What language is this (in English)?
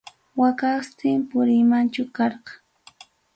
Ayacucho Quechua